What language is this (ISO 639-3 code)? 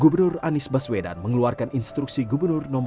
ind